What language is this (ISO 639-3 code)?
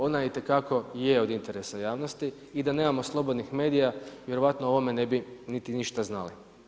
hrv